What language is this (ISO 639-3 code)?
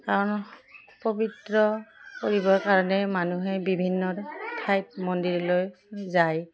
asm